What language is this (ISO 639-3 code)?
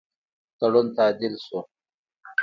pus